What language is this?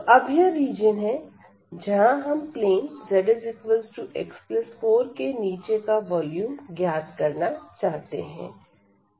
Hindi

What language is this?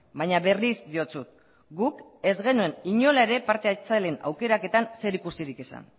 Basque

